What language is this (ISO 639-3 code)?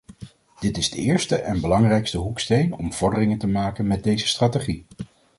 nld